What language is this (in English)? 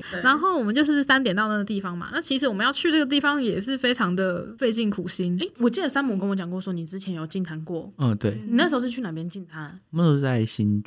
Chinese